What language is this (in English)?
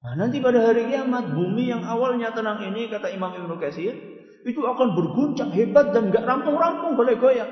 Indonesian